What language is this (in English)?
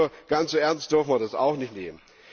German